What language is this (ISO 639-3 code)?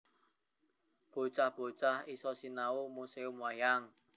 jav